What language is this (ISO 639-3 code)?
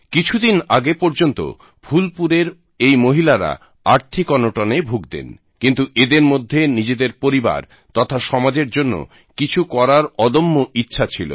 ben